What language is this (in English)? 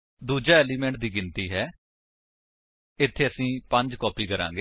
Punjabi